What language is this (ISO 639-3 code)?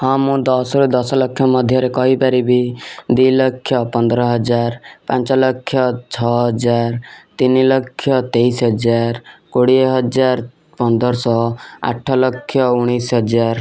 ori